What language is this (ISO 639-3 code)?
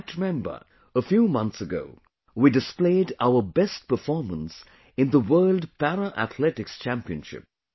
eng